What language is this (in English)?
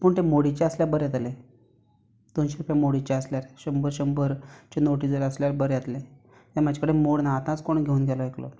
Konkani